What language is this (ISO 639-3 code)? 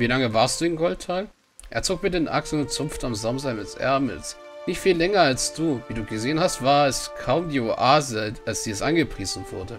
deu